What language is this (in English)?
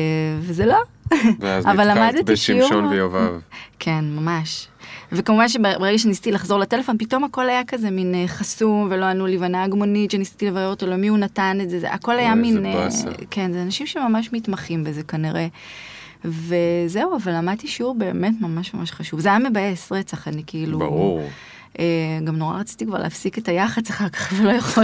Hebrew